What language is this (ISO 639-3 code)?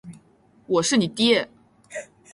zho